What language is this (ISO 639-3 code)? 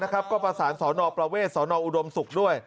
tha